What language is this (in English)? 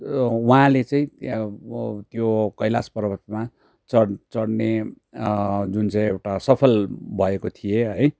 Nepali